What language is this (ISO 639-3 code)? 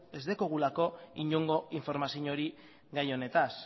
eus